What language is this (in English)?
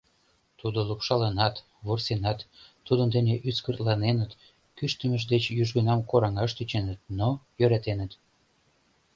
Mari